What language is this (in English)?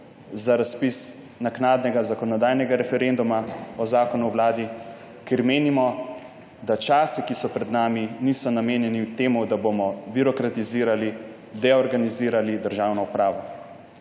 Slovenian